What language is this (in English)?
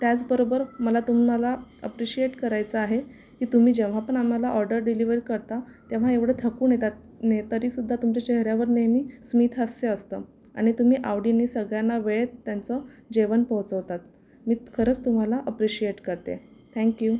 Marathi